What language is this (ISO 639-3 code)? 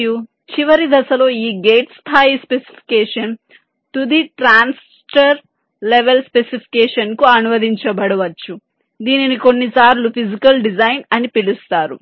tel